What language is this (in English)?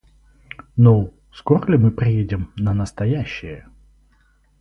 Russian